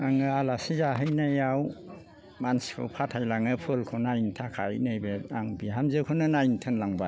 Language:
Bodo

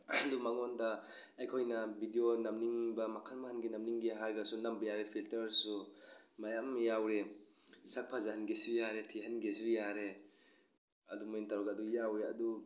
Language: Manipuri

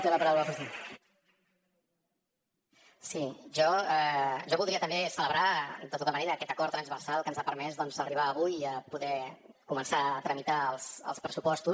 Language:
Catalan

